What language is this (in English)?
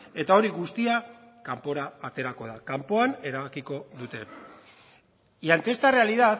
Basque